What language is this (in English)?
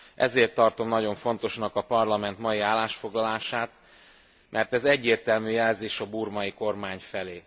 Hungarian